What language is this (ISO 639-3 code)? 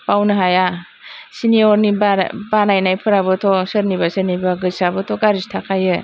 brx